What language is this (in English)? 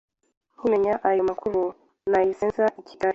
Kinyarwanda